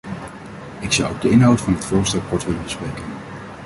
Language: Dutch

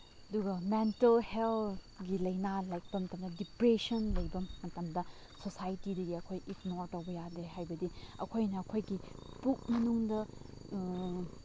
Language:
Manipuri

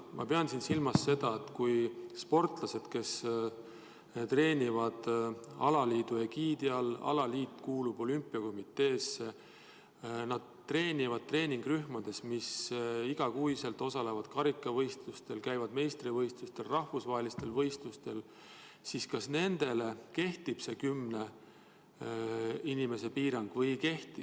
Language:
Estonian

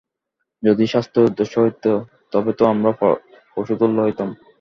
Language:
Bangla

